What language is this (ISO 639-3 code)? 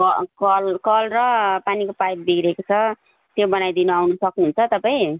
nep